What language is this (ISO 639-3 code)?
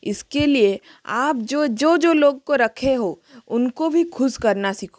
hin